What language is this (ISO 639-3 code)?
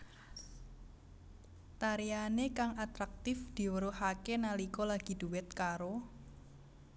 jav